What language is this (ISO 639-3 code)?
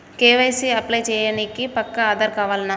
tel